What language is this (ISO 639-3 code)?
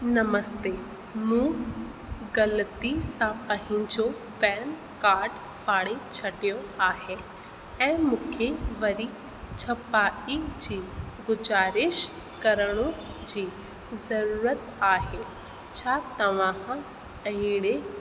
snd